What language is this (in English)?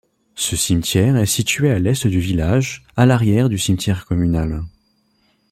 French